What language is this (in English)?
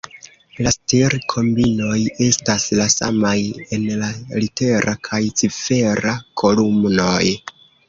Esperanto